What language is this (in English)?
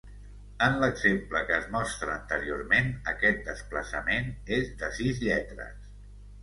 Catalan